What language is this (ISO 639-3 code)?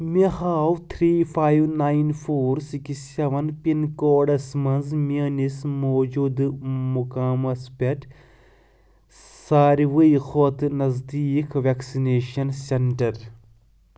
kas